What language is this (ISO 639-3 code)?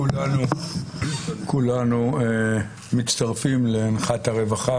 heb